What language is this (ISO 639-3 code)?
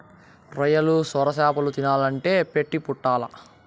tel